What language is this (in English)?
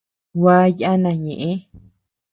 Tepeuxila Cuicatec